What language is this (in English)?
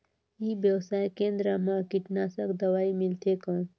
Chhattisgarhi